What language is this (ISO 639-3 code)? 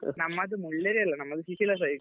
kan